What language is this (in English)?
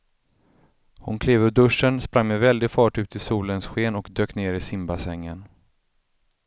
Swedish